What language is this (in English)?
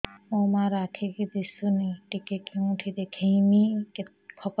Odia